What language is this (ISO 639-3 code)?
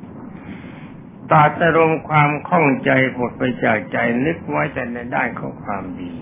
tha